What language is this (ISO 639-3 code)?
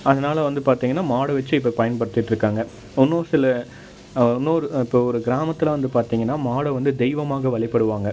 tam